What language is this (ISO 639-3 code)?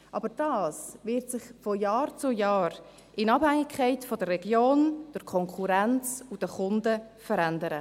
gsw